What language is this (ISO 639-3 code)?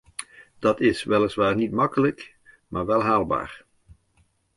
nld